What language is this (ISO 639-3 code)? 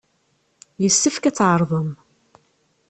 kab